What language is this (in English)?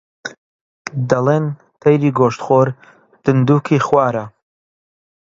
Central Kurdish